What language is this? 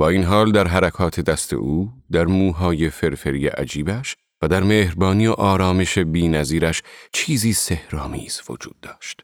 Persian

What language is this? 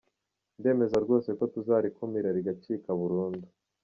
Kinyarwanda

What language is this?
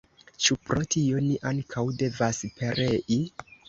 Esperanto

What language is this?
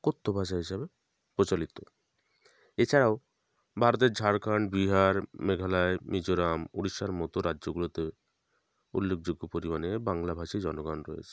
Bangla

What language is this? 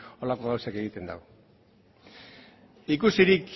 Basque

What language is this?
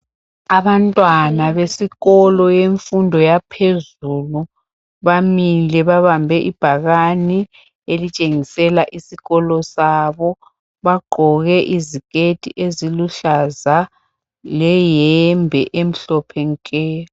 North Ndebele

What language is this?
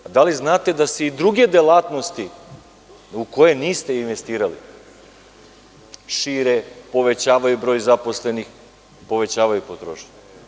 Serbian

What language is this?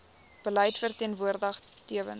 Afrikaans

